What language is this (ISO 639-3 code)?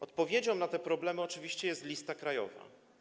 pol